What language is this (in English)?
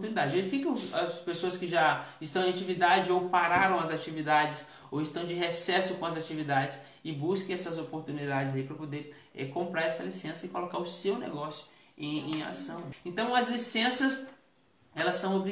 Portuguese